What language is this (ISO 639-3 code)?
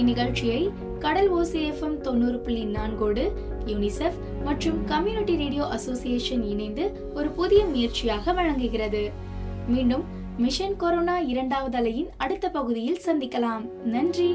tam